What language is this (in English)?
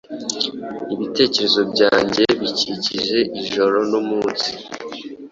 Kinyarwanda